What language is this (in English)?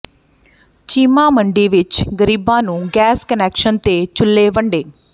Punjabi